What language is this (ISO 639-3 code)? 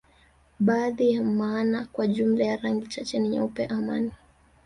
swa